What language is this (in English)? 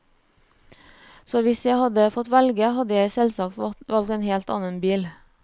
Norwegian